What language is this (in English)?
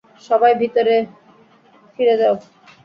Bangla